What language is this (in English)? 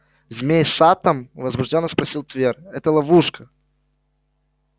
Russian